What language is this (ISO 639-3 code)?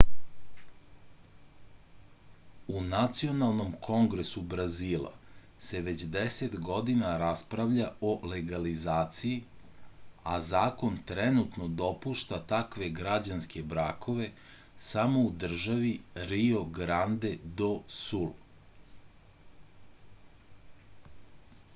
srp